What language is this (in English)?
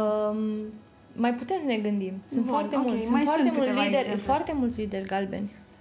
Romanian